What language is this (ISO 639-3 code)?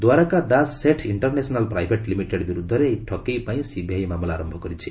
ori